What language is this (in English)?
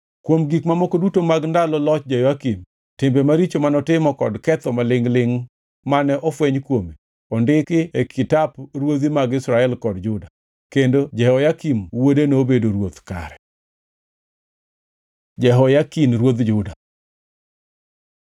Luo (Kenya and Tanzania)